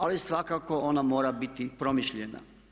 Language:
Croatian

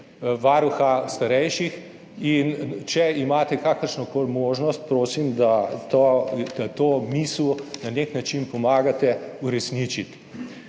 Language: Slovenian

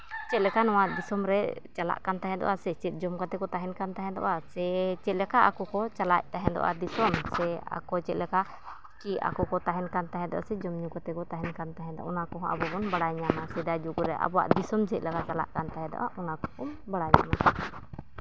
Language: Santali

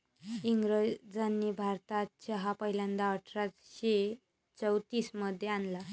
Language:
Marathi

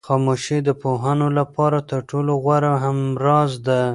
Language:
Pashto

